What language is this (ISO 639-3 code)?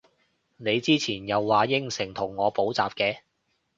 yue